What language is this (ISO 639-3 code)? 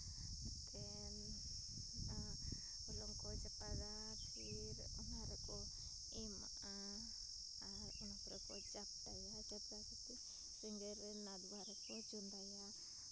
sat